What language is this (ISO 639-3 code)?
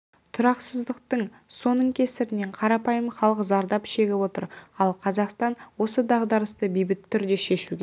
kaz